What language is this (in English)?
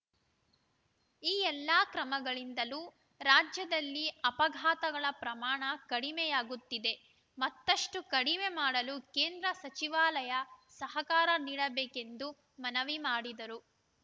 Kannada